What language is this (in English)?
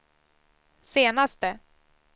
Swedish